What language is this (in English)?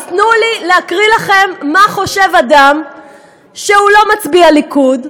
Hebrew